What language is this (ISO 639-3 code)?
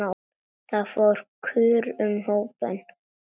isl